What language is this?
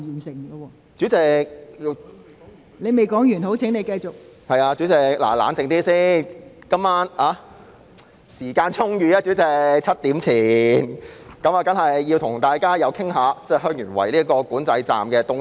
Cantonese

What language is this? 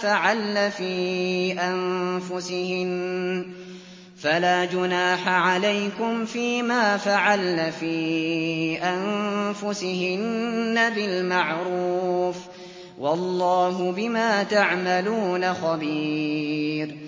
Arabic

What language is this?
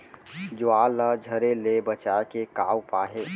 Chhattisgarhi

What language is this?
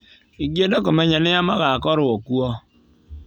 Kikuyu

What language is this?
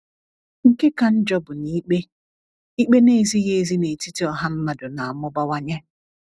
Igbo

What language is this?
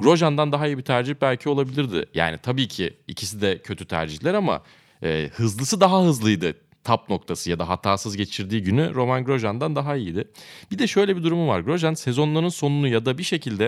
Turkish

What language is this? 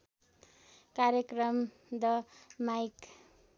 Nepali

